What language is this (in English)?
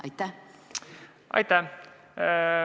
Estonian